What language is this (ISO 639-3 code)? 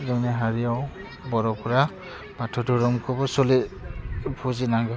brx